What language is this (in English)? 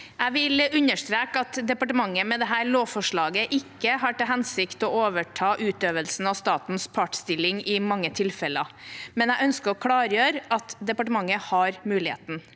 Norwegian